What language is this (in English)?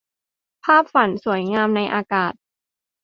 Thai